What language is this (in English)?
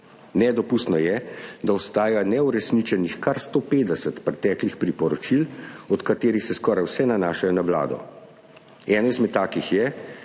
Slovenian